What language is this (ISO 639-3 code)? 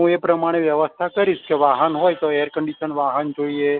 guj